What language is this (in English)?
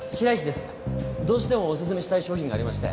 Japanese